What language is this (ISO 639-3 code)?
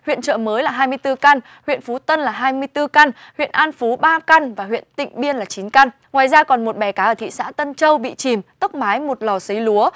vie